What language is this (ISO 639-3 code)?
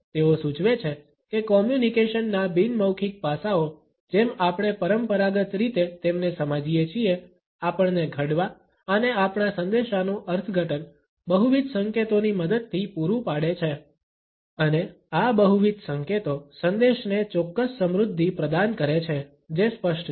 guj